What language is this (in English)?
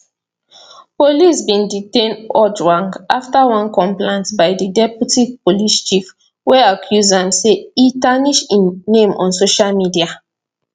Nigerian Pidgin